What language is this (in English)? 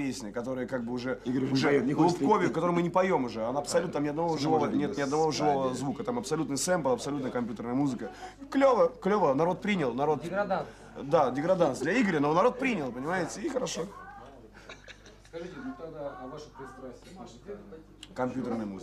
Russian